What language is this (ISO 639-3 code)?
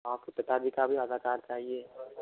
hin